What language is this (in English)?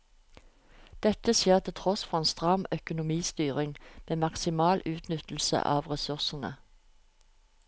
Norwegian